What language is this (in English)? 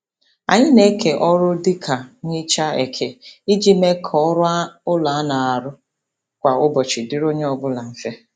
Igbo